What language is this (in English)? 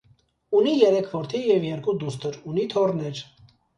Armenian